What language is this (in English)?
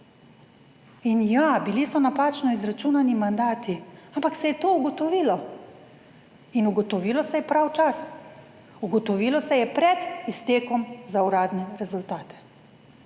Slovenian